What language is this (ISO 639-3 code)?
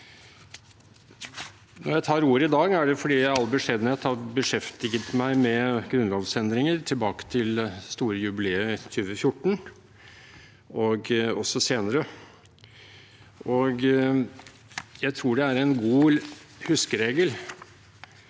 nor